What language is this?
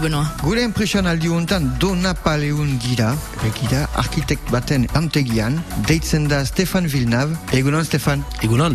French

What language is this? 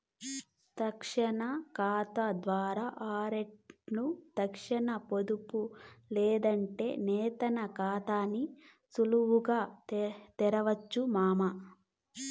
Telugu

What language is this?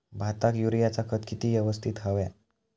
Marathi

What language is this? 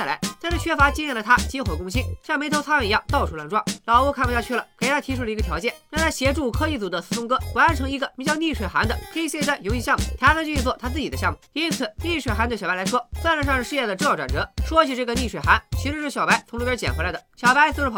Chinese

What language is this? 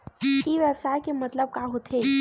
Chhattisgarhi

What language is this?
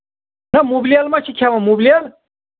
Kashmiri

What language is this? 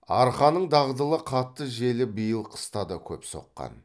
Kazakh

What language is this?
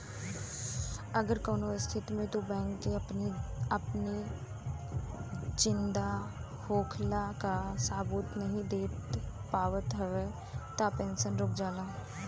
Bhojpuri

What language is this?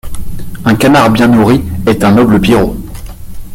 French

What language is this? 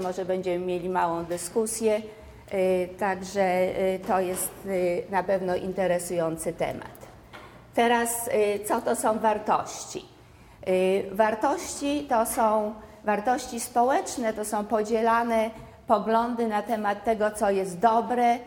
Polish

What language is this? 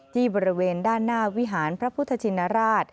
Thai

